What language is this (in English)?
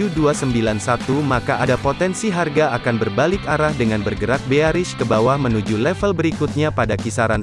Indonesian